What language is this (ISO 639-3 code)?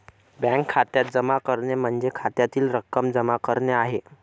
mar